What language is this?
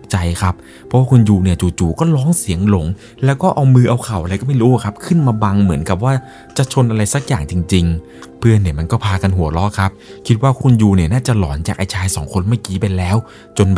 Thai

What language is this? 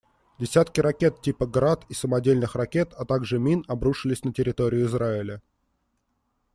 Russian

